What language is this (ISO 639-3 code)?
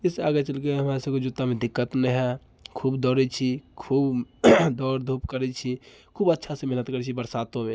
mai